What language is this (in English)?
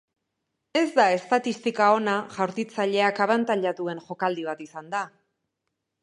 Basque